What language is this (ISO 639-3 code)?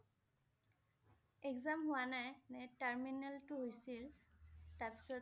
asm